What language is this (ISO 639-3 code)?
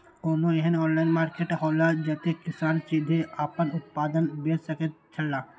mai